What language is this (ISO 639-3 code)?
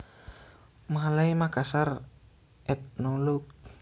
jav